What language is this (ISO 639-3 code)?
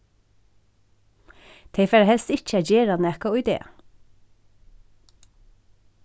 fao